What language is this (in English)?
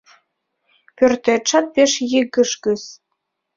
Mari